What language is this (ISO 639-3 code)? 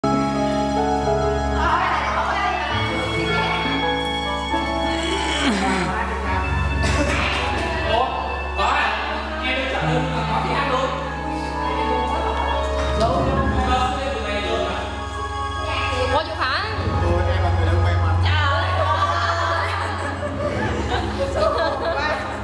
tha